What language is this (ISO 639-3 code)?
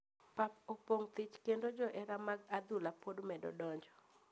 luo